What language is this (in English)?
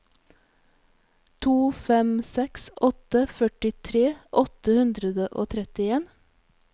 Norwegian